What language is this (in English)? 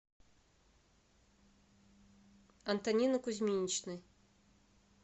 Russian